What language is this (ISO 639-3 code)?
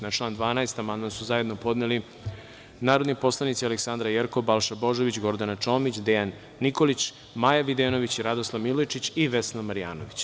srp